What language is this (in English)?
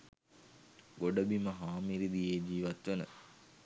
Sinhala